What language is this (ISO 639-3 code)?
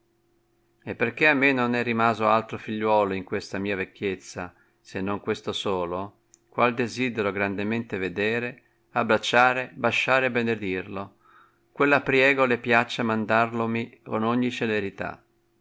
ita